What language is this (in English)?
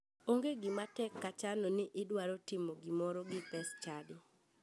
Luo (Kenya and Tanzania)